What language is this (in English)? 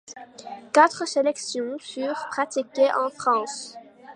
French